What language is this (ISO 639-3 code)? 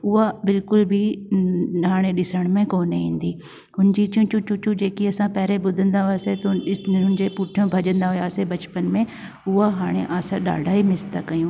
snd